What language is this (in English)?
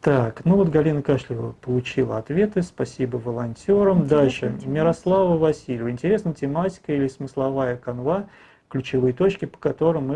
Russian